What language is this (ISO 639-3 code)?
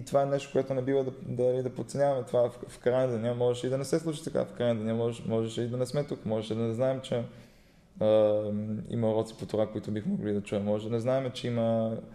bul